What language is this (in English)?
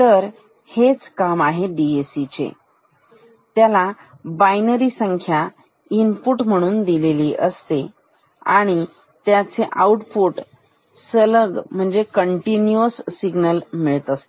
Marathi